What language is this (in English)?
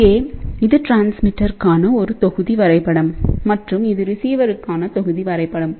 Tamil